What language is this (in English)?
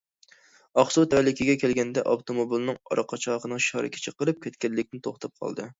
Uyghur